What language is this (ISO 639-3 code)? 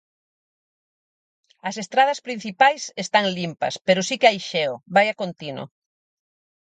glg